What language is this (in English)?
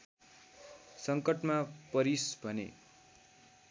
Nepali